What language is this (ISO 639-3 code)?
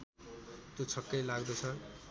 nep